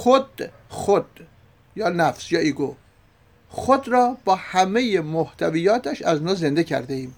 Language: Persian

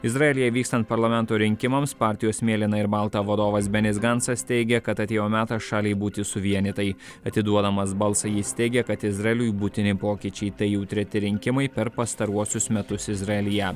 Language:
Lithuanian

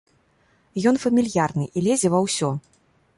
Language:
Belarusian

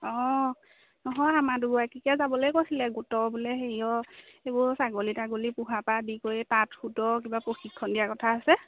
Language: Assamese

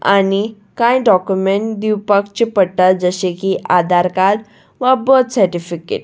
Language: Konkani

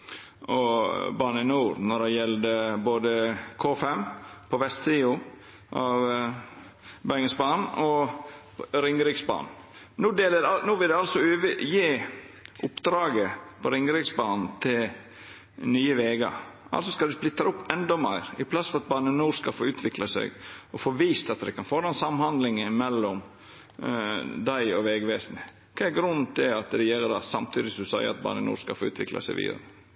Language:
Norwegian Nynorsk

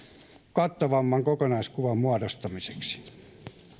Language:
Finnish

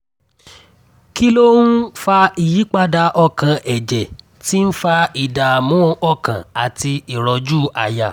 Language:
Yoruba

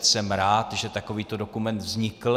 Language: Czech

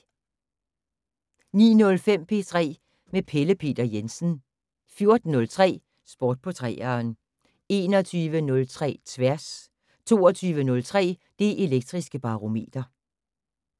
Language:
Danish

